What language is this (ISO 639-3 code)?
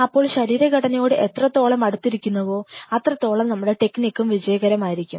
mal